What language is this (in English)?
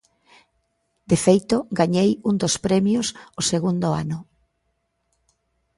Galician